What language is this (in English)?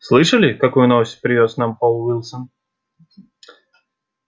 Russian